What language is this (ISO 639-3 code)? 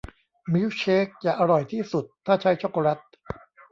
tha